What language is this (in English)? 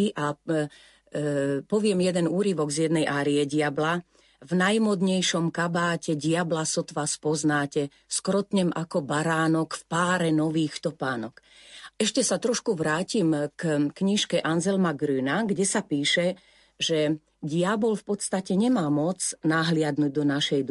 Slovak